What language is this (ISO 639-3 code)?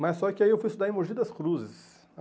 por